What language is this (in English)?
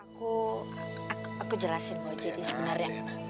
Indonesian